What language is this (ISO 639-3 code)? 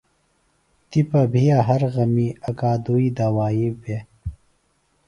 phl